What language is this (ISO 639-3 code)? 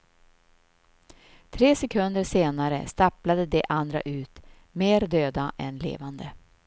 swe